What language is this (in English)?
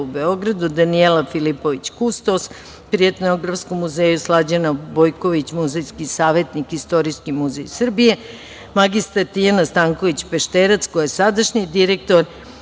Serbian